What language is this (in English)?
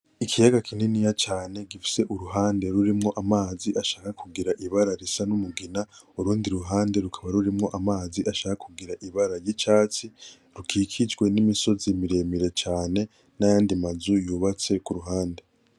Rundi